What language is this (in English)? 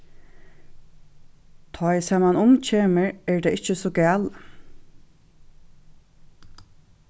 Faroese